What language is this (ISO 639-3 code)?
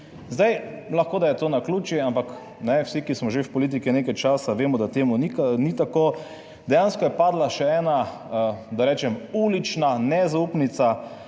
slv